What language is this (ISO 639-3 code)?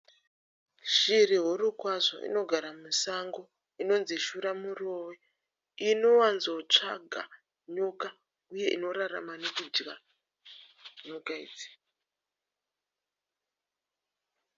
sna